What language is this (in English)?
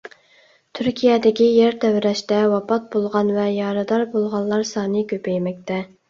Uyghur